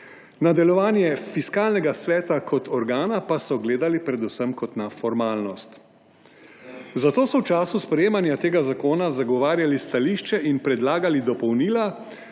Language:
Slovenian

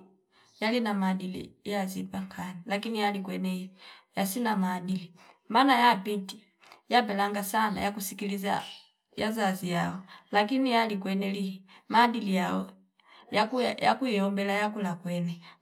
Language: Fipa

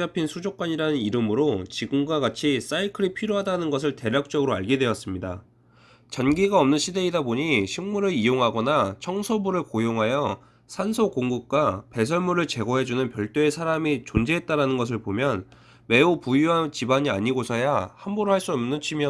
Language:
Korean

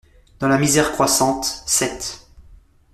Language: French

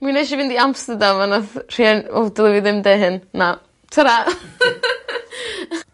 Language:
Welsh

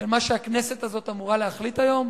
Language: Hebrew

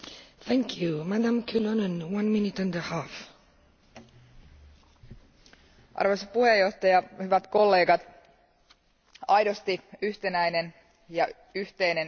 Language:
Finnish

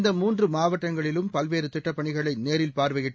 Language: Tamil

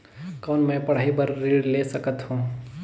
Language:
Chhattisgarhi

